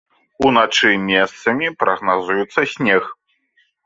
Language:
Belarusian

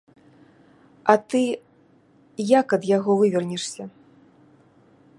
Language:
Belarusian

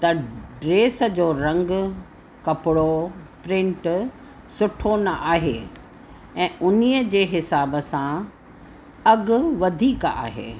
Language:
Sindhi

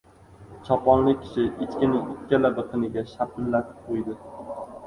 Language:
Uzbek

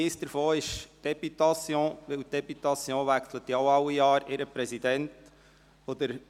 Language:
Swiss German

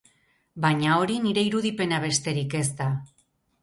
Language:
Basque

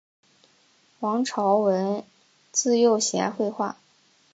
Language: Chinese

